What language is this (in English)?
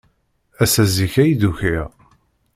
Kabyle